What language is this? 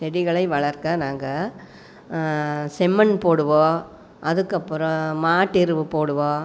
Tamil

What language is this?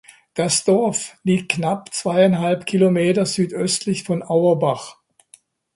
German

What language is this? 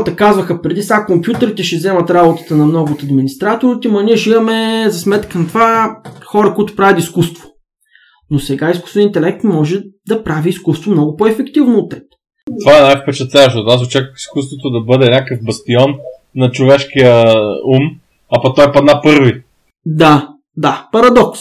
Bulgarian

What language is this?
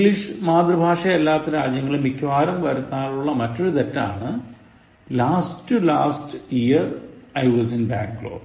Malayalam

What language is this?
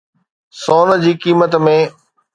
Sindhi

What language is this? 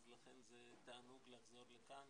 Hebrew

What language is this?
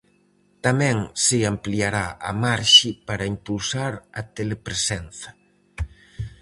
Galician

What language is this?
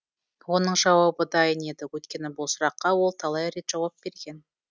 Kazakh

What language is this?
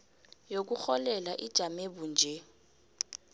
South Ndebele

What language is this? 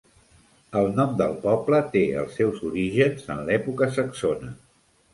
Catalan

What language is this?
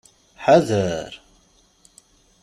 Kabyle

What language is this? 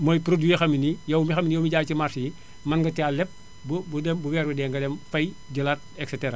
Wolof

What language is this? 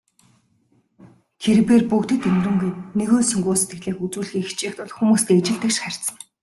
Mongolian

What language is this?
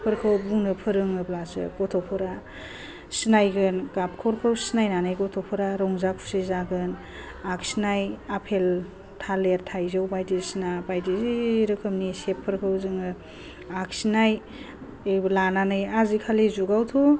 Bodo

